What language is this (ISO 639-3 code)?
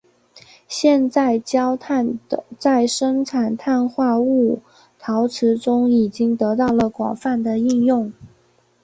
zho